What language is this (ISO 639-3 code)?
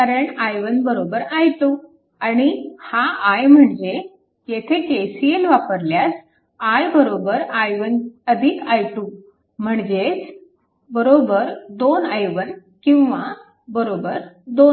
mar